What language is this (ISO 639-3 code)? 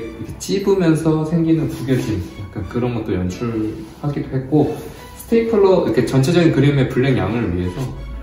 kor